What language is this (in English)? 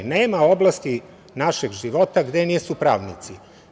Serbian